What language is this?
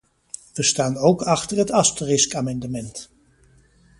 Dutch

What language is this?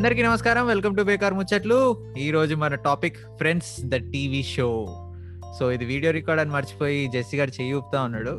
Telugu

